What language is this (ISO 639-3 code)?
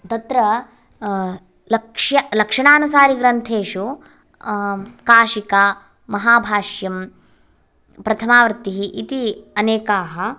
san